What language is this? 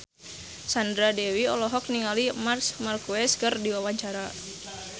Sundanese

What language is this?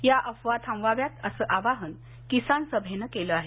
Marathi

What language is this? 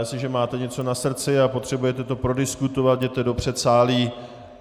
Czech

